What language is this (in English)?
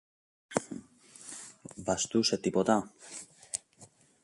Greek